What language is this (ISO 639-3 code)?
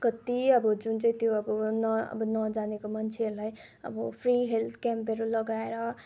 nep